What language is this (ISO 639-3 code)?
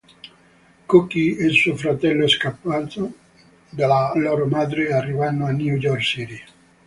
ita